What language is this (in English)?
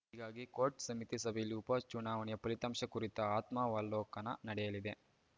Kannada